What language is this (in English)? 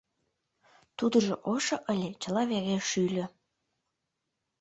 Mari